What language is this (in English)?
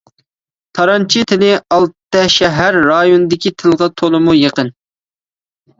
Uyghur